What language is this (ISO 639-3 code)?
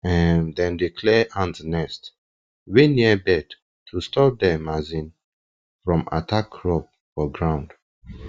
pcm